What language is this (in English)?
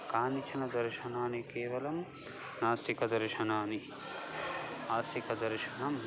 Sanskrit